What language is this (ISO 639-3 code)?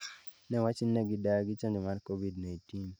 luo